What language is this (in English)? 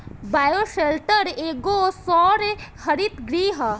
Bhojpuri